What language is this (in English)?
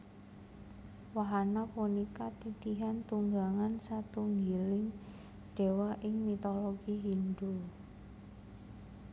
Javanese